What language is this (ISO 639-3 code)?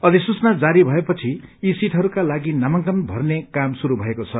nep